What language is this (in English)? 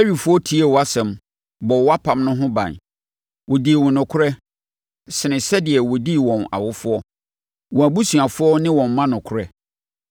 Akan